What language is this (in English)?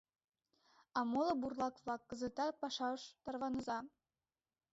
Mari